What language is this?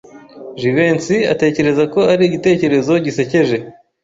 Kinyarwanda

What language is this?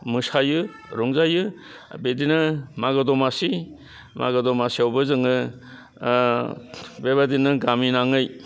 Bodo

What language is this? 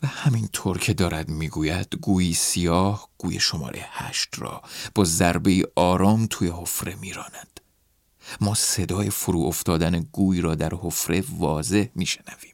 Persian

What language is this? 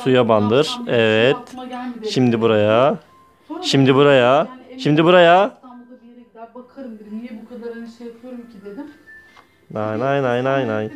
Turkish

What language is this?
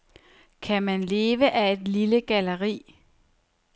Danish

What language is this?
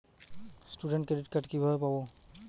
Bangla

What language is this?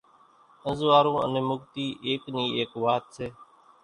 Kachi Koli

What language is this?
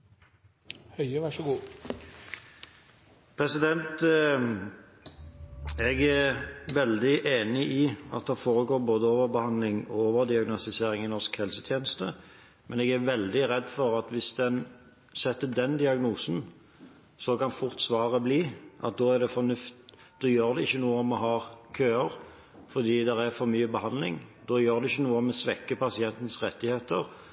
Norwegian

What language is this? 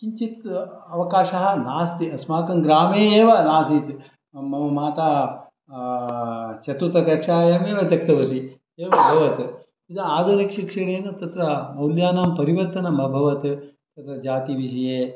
Sanskrit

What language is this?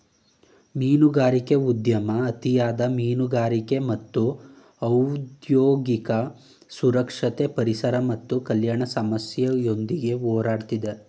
Kannada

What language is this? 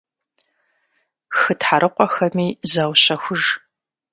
Kabardian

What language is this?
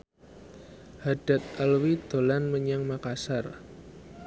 Javanese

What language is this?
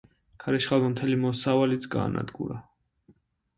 Georgian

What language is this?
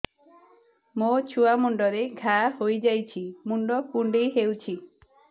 Odia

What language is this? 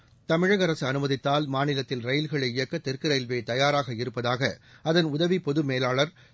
Tamil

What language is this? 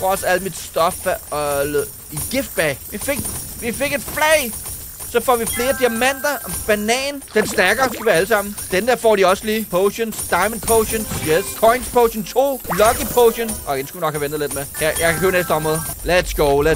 Danish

